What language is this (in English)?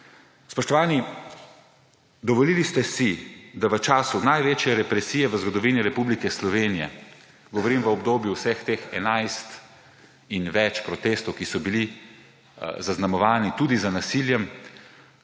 Slovenian